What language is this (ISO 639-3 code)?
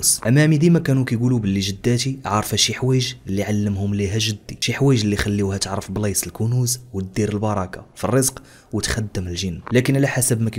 ara